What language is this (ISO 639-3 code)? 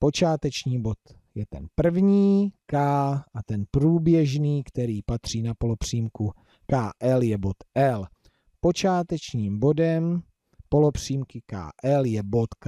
ces